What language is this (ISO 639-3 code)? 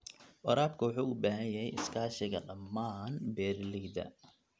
som